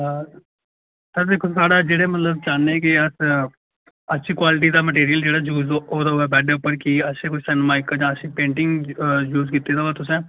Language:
Dogri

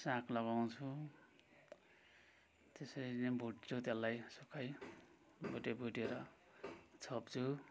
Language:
Nepali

